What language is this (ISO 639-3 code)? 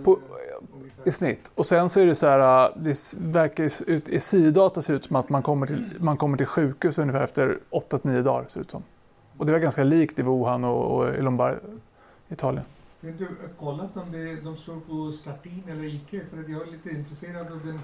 swe